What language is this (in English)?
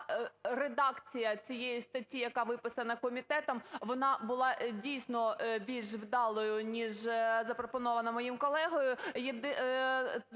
Ukrainian